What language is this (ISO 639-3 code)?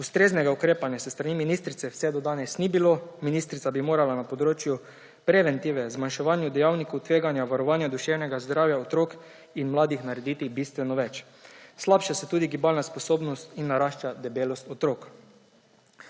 slv